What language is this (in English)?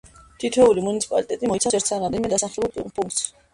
Georgian